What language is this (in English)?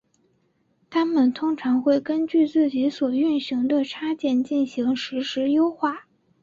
Chinese